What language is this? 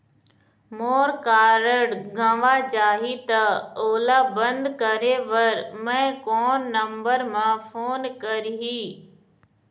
Chhattisgarhi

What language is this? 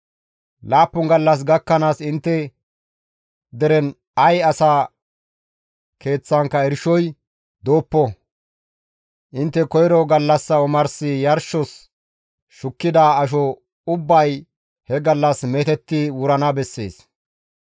Gamo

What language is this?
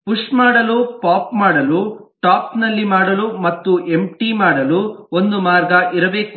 Kannada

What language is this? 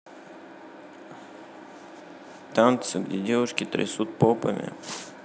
Russian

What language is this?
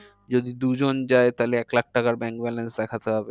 Bangla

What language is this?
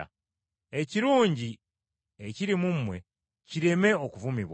Ganda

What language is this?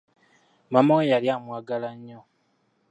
Ganda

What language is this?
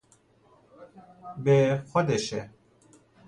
Persian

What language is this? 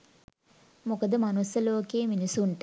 Sinhala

